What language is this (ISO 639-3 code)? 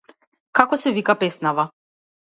mkd